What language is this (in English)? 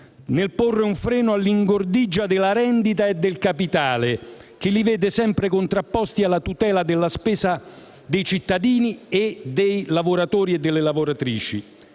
Italian